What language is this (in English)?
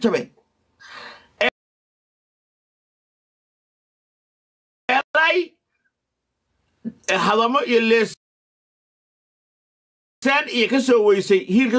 Arabic